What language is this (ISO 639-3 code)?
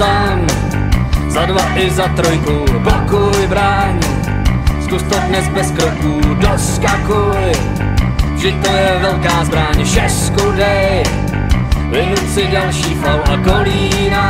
pol